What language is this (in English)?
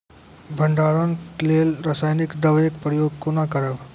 Maithili